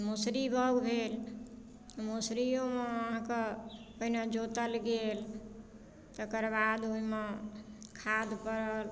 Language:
Maithili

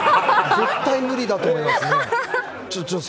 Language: Japanese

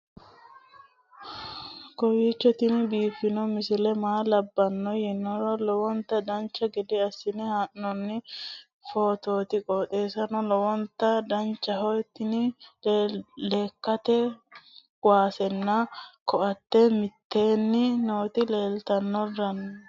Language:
Sidamo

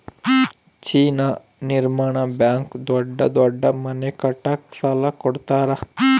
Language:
Kannada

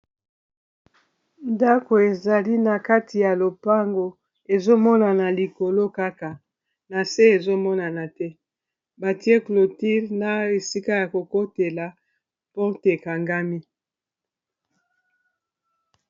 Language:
Lingala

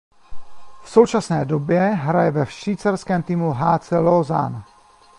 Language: Czech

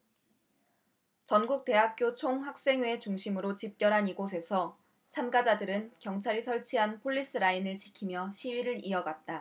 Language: Korean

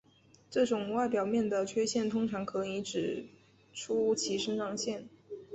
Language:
Chinese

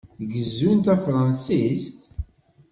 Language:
Kabyle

